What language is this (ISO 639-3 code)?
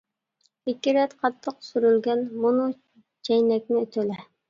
uig